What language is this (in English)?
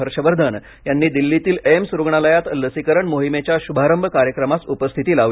Marathi